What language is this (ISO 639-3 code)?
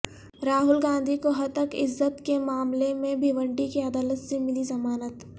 urd